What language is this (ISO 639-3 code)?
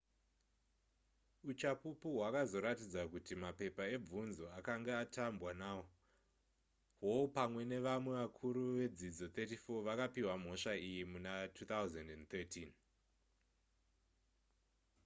sna